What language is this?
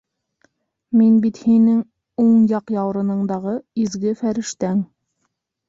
Bashkir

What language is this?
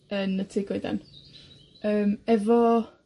Welsh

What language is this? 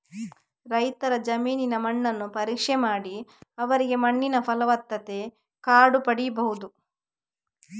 Kannada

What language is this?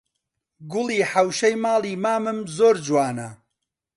Central Kurdish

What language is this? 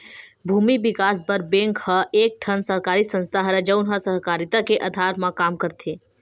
Chhattisgarhi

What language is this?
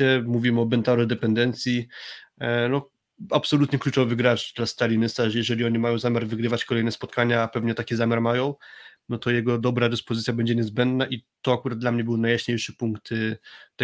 Polish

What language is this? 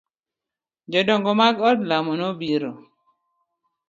Luo (Kenya and Tanzania)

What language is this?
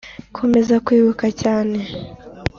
Kinyarwanda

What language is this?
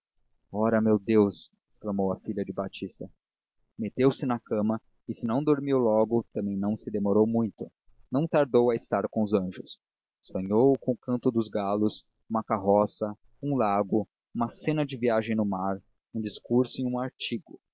Portuguese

